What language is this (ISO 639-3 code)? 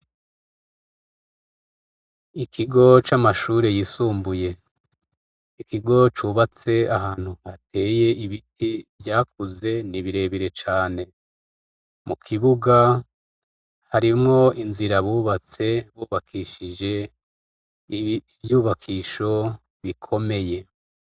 run